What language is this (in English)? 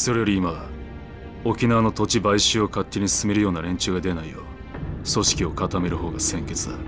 Japanese